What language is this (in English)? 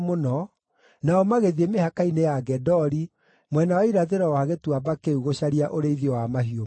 Kikuyu